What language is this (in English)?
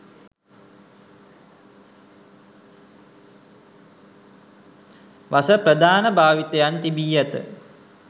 Sinhala